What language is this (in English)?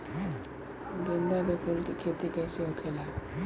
Bhojpuri